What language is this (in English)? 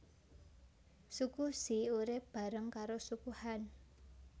Javanese